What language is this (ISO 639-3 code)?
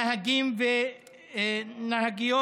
heb